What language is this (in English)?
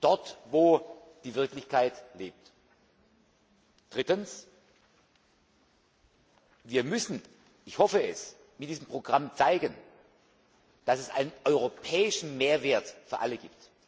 German